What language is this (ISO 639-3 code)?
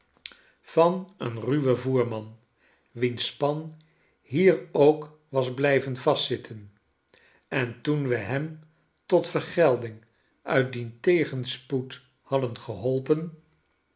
nld